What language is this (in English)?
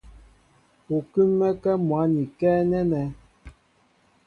Mbo (Cameroon)